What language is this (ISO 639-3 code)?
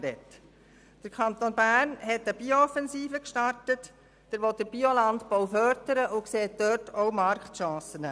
gsw